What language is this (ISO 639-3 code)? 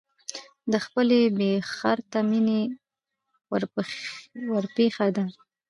pus